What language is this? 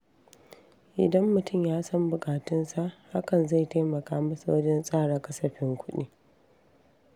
Hausa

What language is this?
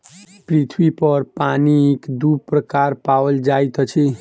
Maithili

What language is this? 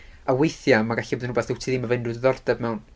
Welsh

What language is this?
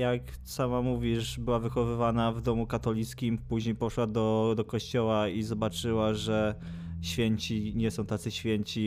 Polish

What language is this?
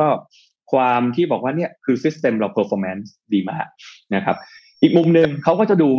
Thai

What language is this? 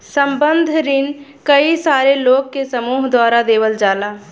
Bhojpuri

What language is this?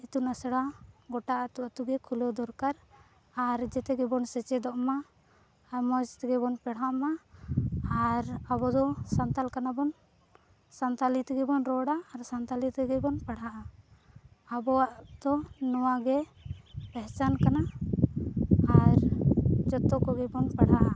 Santali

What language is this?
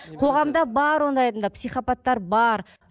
Kazakh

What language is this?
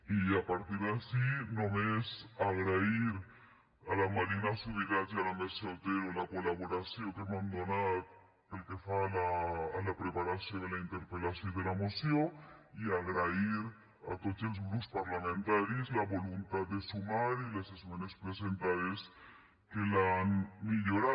Catalan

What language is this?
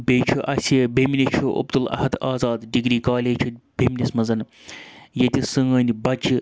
Kashmiri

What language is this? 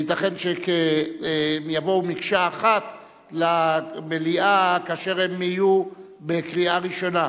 Hebrew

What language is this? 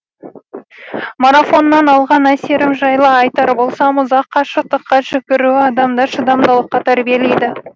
Kazakh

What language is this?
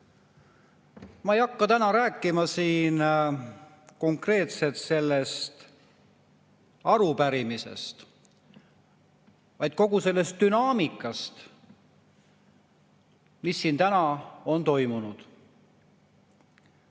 Estonian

